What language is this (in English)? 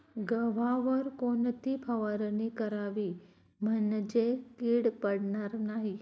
Marathi